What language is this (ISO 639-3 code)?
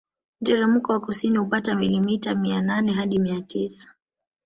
swa